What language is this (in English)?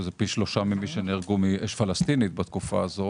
Hebrew